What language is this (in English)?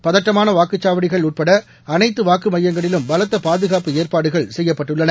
Tamil